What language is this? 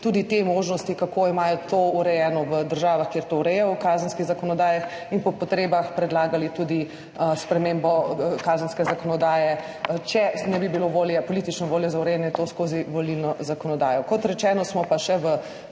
Slovenian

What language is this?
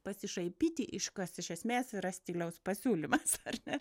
Lithuanian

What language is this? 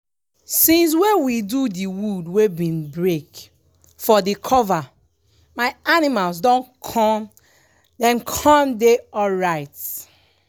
Nigerian Pidgin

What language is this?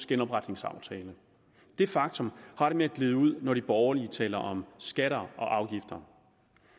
Danish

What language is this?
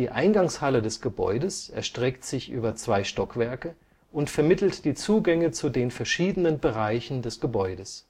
German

